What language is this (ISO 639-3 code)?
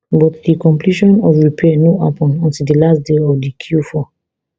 pcm